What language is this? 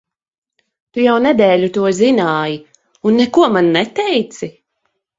Latvian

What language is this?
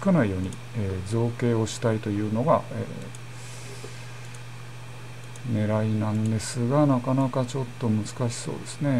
Japanese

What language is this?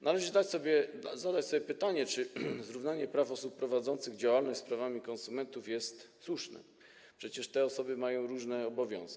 Polish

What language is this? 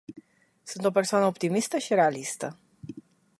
Romanian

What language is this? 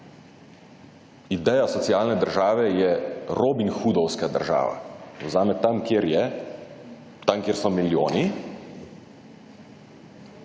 Slovenian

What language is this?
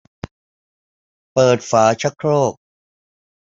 Thai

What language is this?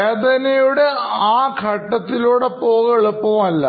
Malayalam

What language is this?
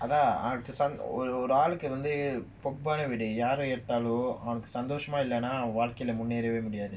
English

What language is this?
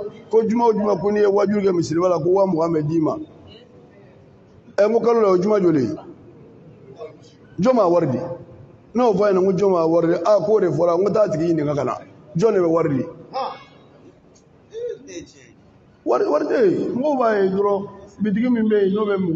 Arabic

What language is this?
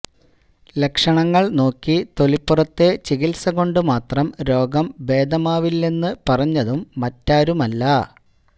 Malayalam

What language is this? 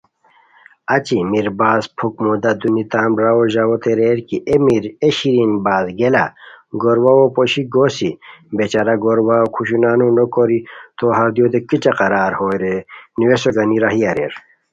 Khowar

